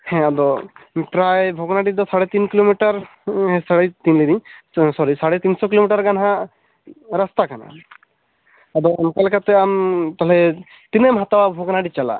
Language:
Santali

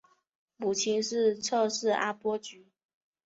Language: Chinese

